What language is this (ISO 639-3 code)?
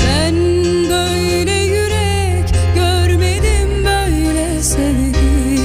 tur